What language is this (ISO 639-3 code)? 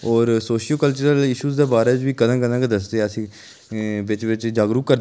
doi